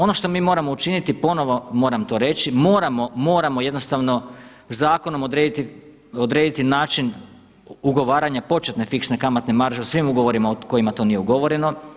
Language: Croatian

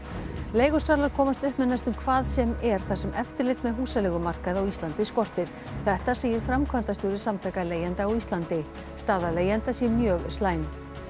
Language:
Icelandic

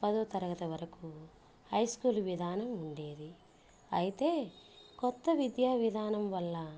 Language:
Telugu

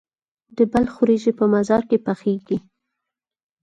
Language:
Pashto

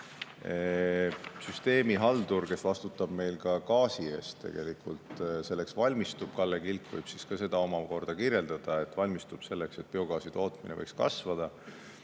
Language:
Estonian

